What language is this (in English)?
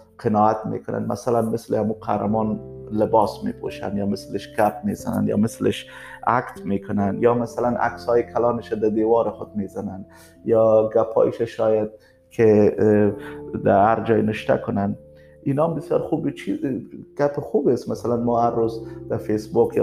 Persian